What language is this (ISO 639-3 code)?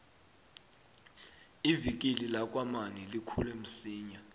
nbl